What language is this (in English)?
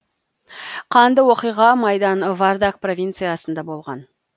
Kazakh